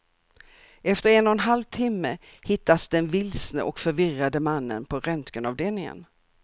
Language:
Swedish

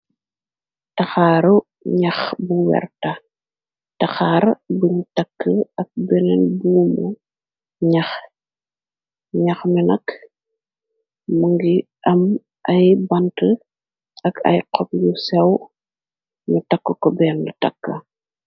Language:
Wolof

